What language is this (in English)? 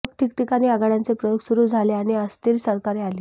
Marathi